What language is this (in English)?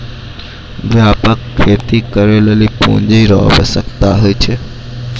Maithili